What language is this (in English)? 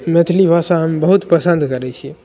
Maithili